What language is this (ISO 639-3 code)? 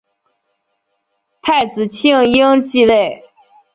zho